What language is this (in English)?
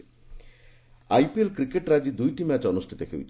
Odia